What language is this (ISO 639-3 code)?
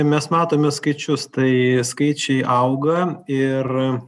lit